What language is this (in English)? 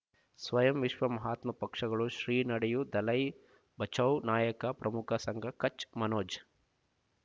Kannada